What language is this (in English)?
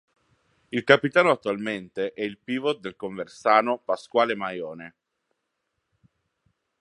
Italian